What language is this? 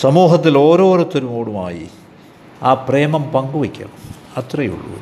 Malayalam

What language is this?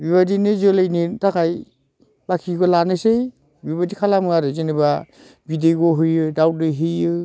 Bodo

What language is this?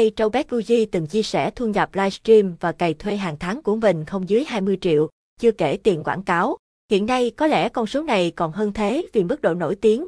Vietnamese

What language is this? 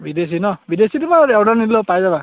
Assamese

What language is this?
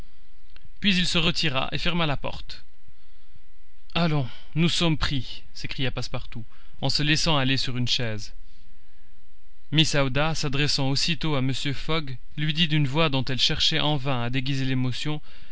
French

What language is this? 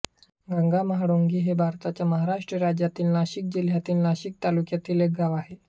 Marathi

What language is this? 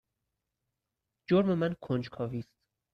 Persian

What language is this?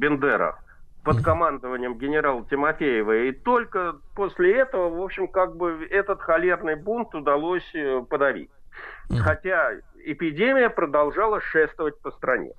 Russian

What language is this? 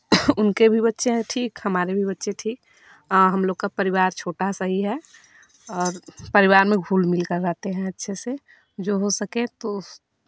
Hindi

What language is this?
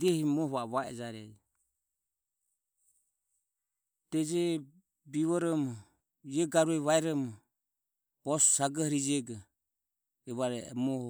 Ömie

